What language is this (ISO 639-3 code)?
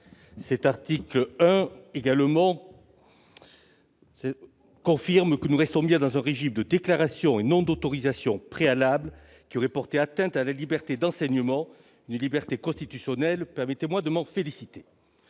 fra